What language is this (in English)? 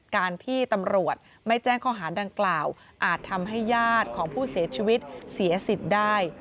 Thai